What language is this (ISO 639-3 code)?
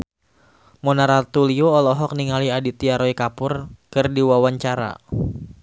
sun